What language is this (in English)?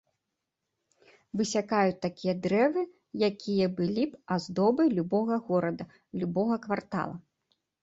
Belarusian